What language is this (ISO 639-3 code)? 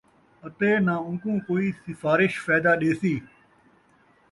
skr